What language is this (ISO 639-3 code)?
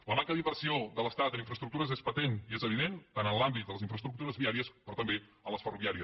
cat